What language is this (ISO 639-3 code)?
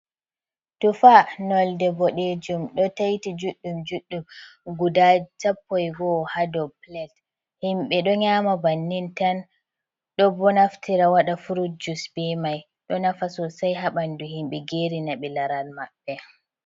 ful